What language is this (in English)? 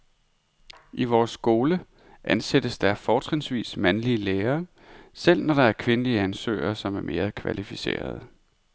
Danish